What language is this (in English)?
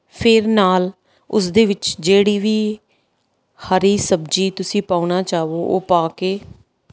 Punjabi